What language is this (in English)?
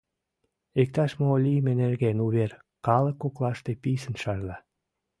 Mari